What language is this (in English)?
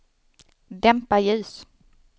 Swedish